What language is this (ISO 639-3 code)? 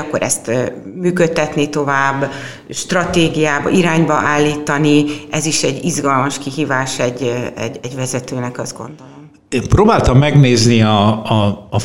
hun